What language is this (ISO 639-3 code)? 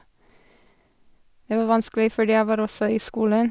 nor